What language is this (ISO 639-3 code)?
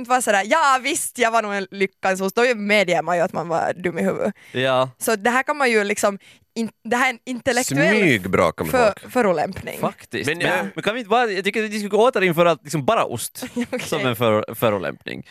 swe